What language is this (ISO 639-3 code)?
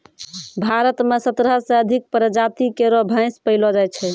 mai